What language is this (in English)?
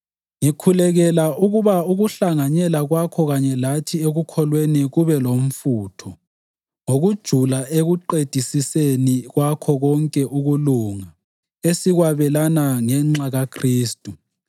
North Ndebele